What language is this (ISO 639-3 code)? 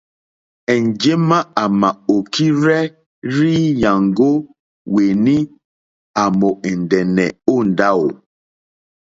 bri